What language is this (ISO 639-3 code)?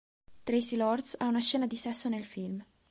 ita